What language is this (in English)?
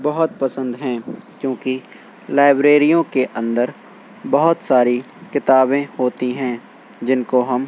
Urdu